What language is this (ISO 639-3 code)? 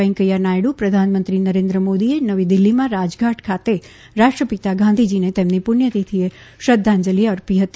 guj